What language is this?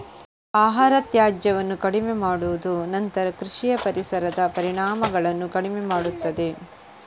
Kannada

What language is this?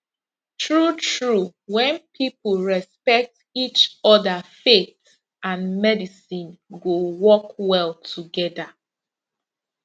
Nigerian Pidgin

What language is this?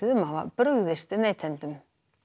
Icelandic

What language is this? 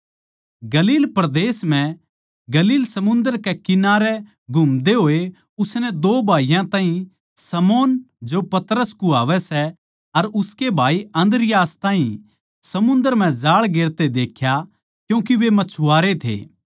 Haryanvi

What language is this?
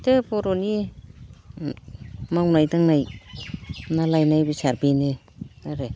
Bodo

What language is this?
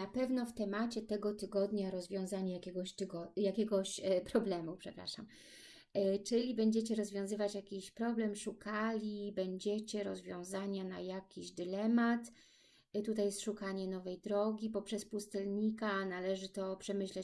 Polish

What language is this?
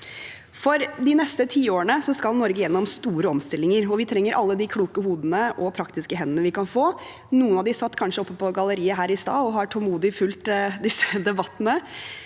Norwegian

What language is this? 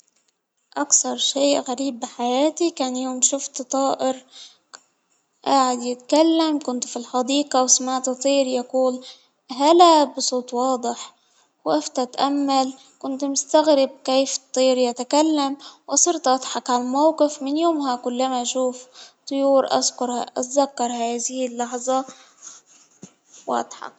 Hijazi Arabic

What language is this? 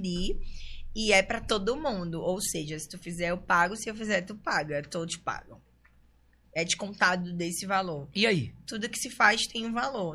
Portuguese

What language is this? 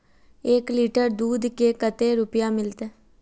Magahi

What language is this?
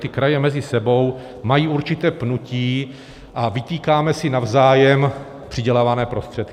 Czech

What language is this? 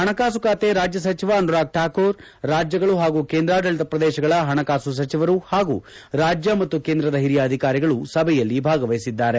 Kannada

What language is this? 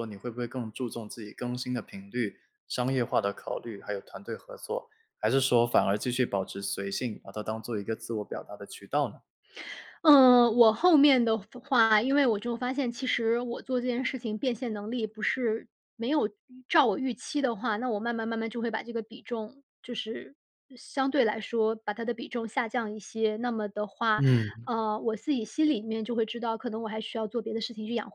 Chinese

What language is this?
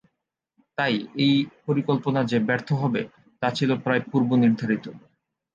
Bangla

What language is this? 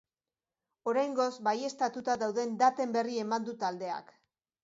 Basque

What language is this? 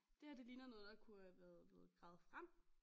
Danish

